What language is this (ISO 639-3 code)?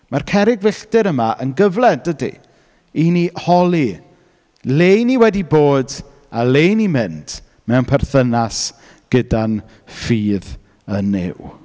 cym